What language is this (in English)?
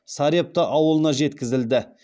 Kazakh